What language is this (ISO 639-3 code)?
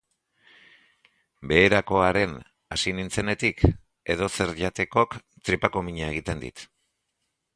eus